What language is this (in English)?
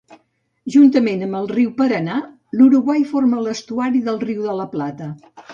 Catalan